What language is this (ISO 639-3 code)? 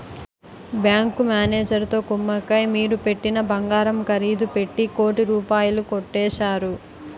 tel